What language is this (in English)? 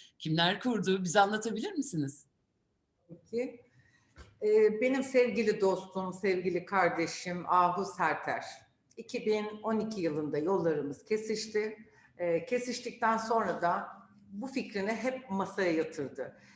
Turkish